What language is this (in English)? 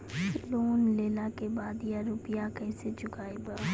Maithili